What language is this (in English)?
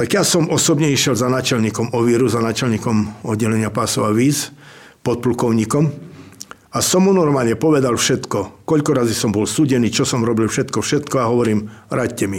Slovak